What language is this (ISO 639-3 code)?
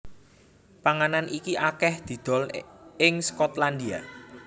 jav